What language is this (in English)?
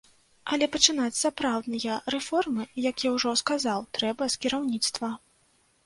Belarusian